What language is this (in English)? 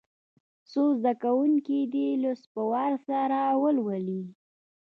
Pashto